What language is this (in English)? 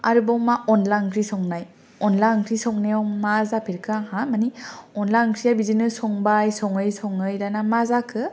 Bodo